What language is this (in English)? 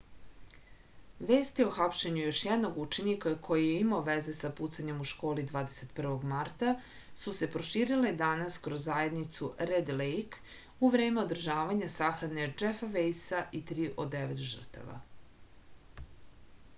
Serbian